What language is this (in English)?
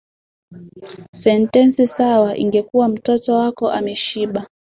Swahili